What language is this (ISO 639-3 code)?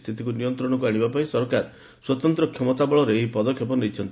ori